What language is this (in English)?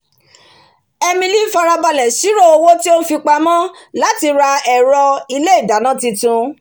Yoruba